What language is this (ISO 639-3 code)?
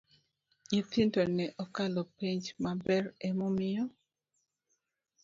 luo